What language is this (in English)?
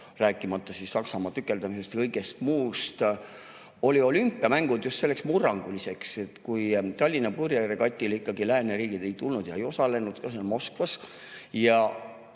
Estonian